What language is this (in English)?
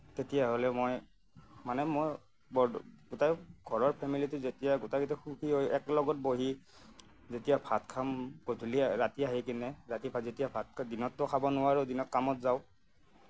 Assamese